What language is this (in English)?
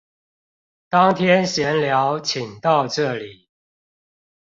Chinese